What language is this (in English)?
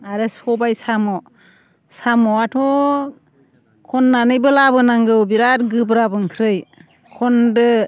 Bodo